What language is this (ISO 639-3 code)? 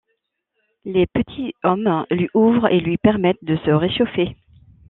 fra